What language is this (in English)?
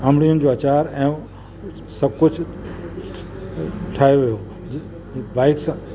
Sindhi